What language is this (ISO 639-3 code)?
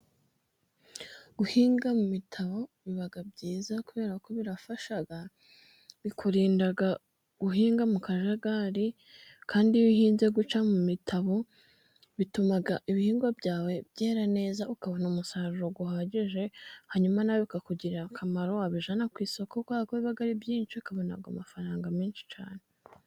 kin